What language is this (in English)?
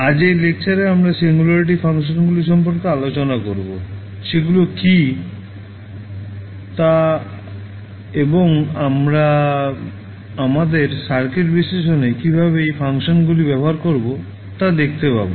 Bangla